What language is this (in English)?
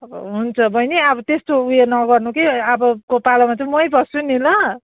Nepali